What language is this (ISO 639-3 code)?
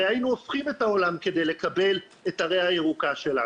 heb